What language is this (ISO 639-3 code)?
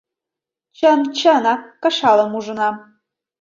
chm